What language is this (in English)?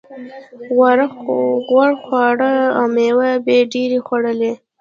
Pashto